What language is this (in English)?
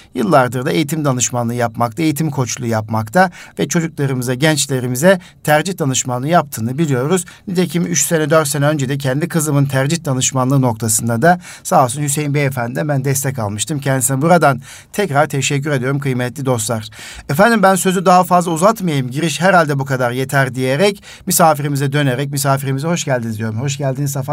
Turkish